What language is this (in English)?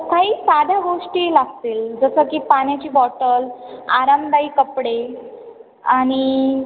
Marathi